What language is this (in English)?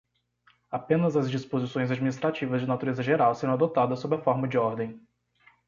Portuguese